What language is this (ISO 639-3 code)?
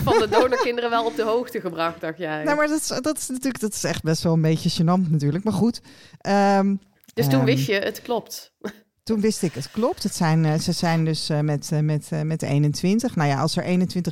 nld